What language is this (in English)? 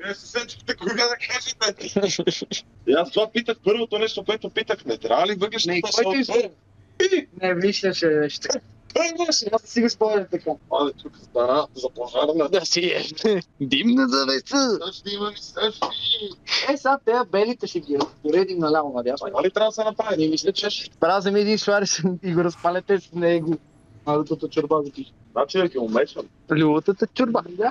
Bulgarian